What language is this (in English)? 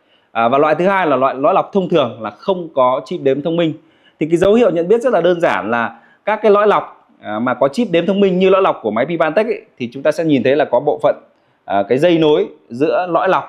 Vietnamese